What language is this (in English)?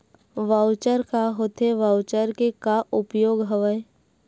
Chhattisgarhi